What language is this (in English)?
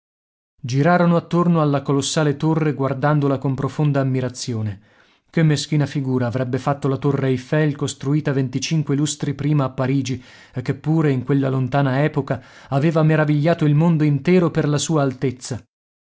Italian